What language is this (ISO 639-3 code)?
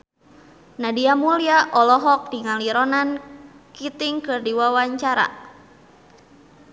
sun